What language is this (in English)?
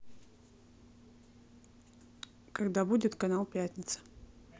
Russian